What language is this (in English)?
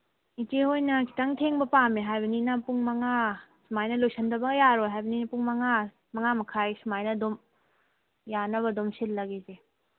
Manipuri